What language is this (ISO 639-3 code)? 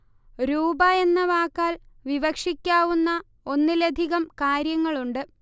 mal